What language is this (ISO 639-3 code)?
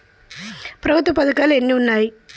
tel